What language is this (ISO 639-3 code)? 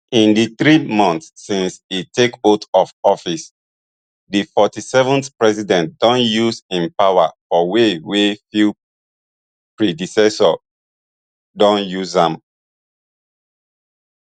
pcm